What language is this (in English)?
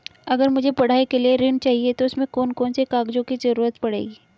Hindi